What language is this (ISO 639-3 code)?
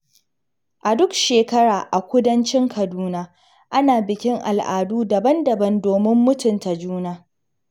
hau